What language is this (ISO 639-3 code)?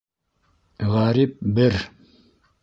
bak